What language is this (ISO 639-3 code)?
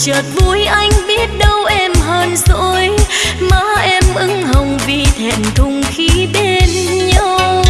vie